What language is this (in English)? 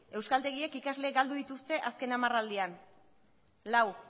Basque